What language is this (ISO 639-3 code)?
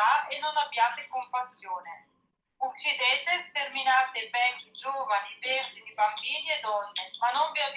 ita